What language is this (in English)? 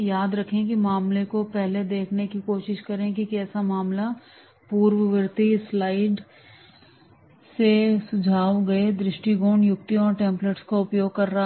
Hindi